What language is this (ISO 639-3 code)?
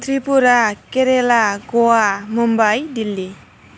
brx